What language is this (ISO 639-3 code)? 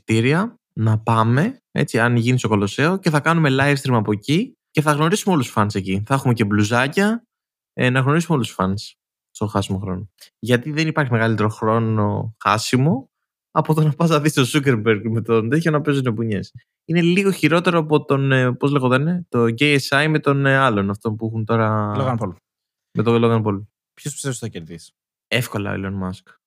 ell